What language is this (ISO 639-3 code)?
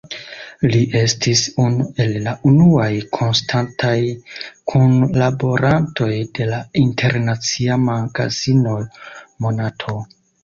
epo